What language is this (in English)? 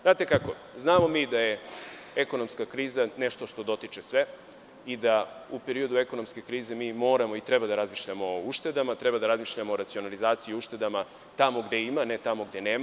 Serbian